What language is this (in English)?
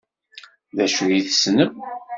Kabyle